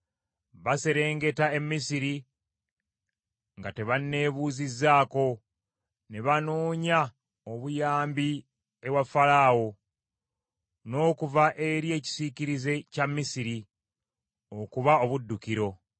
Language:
Ganda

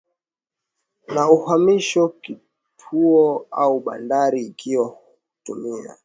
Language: Swahili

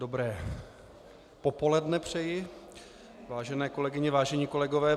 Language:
Czech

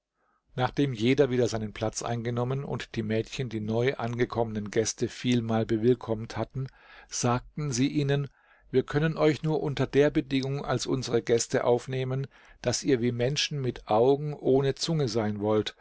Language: German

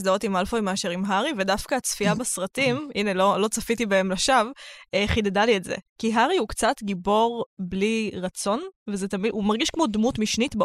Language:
Hebrew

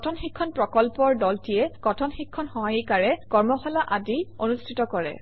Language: Assamese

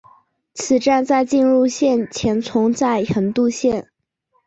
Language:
Chinese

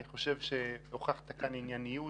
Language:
Hebrew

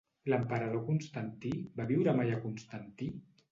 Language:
Catalan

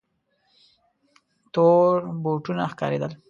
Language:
Pashto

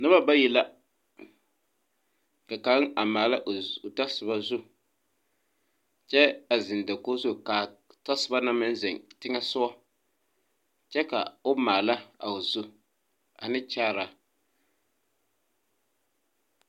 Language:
Southern Dagaare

